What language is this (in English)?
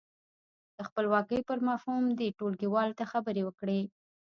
Pashto